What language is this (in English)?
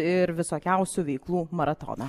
Lithuanian